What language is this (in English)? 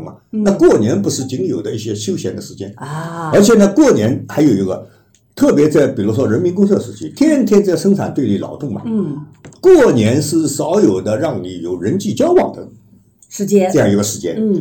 Chinese